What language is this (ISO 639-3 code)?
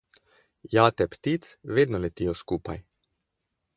slv